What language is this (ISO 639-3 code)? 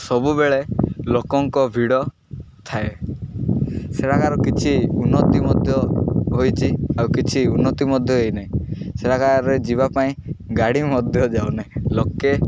ori